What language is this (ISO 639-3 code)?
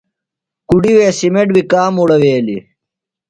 phl